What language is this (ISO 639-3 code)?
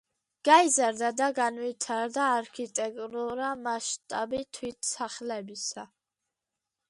kat